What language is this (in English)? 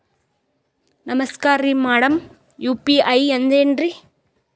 Kannada